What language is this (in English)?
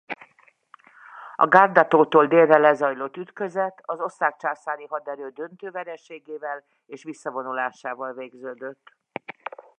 Hungarian